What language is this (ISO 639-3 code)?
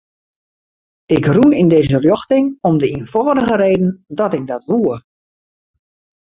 fry